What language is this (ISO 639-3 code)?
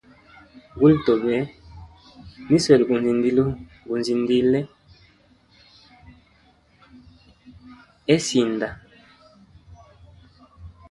hem